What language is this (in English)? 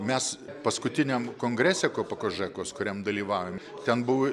Lithuanian